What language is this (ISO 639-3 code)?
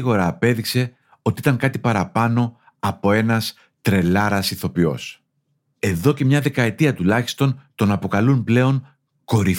ell